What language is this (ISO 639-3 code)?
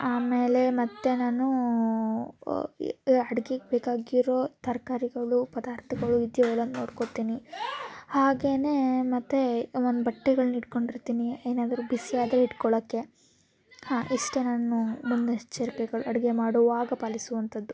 kan